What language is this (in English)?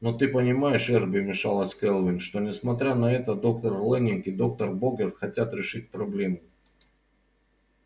Russian